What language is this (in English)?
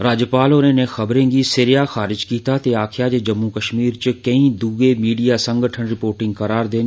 Dogri